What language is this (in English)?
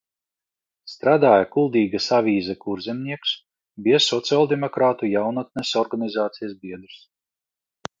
Latvian